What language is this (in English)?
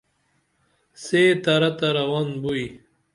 Dameli